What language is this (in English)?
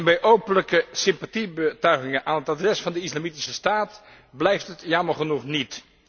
Dutch